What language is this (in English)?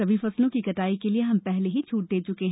Hindi